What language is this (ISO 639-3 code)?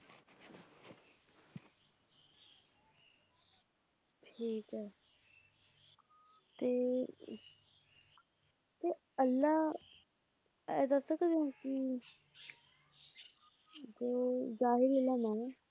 pan